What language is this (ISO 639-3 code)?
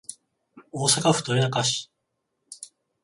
jpn